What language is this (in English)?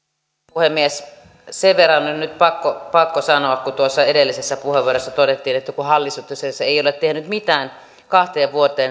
Finnish